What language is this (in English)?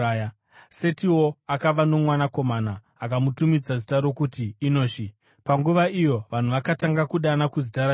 Shona